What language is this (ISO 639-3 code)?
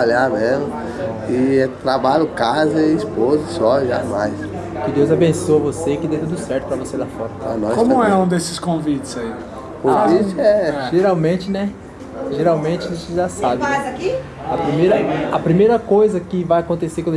por